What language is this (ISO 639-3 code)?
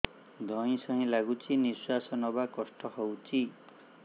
ori